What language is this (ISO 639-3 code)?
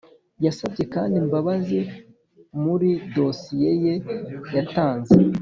kin